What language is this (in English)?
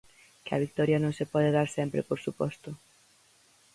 Galician